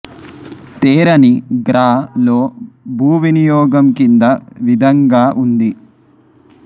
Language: Telugu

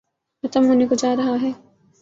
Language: Urdu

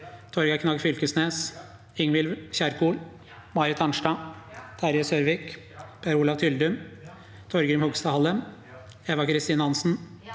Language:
Norwegian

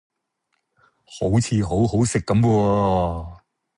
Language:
Cantonese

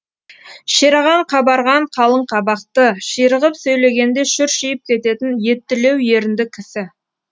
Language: Kazakh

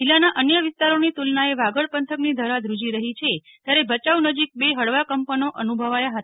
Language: Gujarati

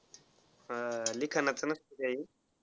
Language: Marathi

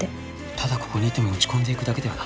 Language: Japanese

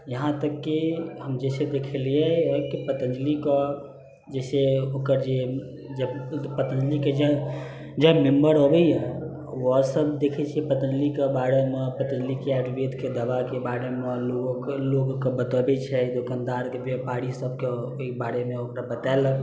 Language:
Maithili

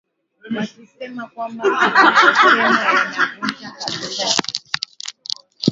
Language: Swahili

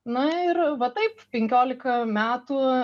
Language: Lithuanian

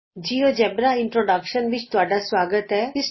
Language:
Punjabi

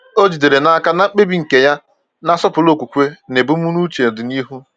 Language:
Igbo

